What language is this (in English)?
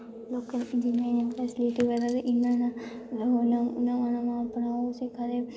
Dogri